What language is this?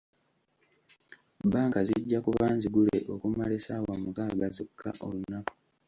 Ganda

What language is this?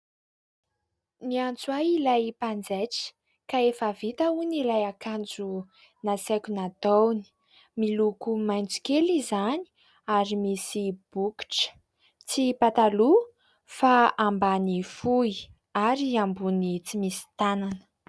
Malagasy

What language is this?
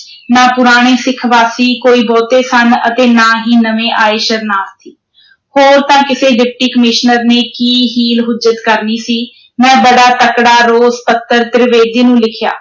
Punjabi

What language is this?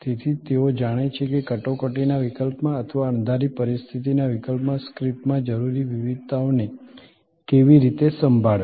Gujarati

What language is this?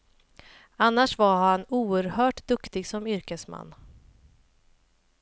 Swedish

